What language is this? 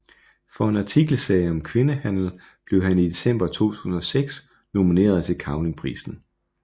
Danish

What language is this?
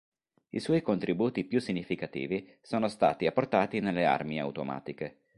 Italian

